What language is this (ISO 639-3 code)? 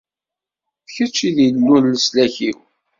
kab